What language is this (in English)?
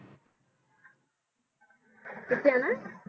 Punjabi